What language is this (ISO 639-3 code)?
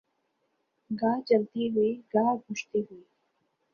urd